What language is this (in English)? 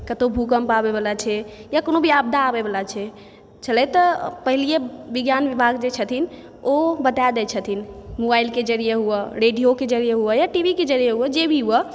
Maithili